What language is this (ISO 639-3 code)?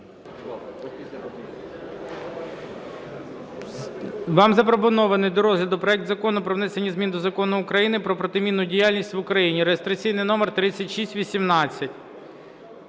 ukr